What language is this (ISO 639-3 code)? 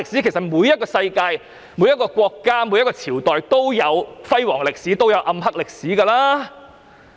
yue